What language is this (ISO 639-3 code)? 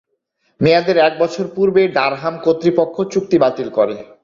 ben